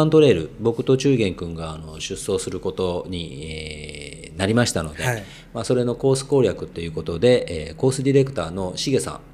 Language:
Japanese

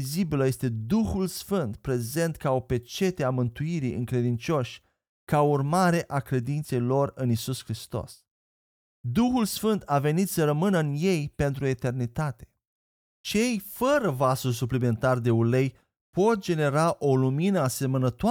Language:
Romanian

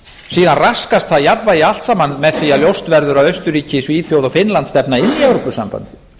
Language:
Icelandic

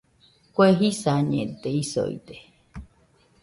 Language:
Nüpode Huitoto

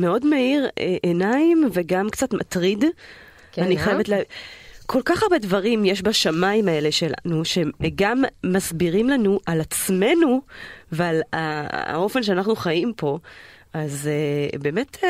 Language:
Hebrew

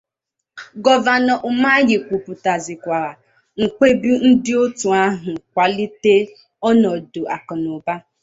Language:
Igbo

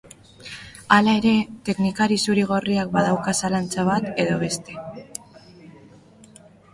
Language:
Basque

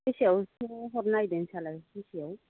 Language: Bodo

